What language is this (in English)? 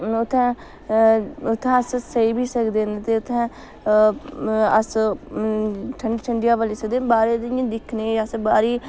Dogri